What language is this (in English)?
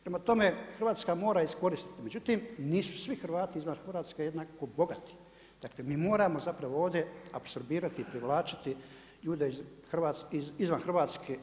Croatian